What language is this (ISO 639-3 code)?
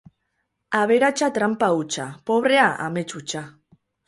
eus